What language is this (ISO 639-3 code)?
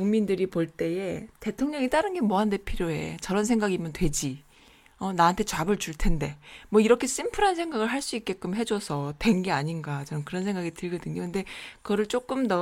kor